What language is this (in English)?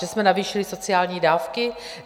Czech